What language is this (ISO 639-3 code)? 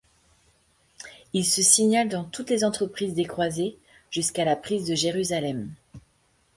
fra